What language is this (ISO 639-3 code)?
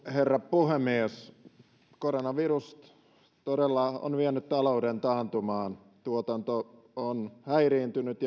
fin